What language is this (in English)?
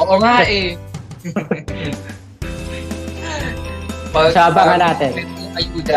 Filipino